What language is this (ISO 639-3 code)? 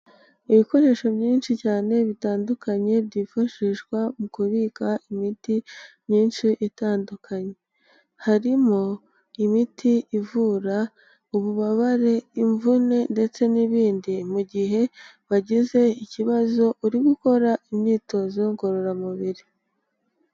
kin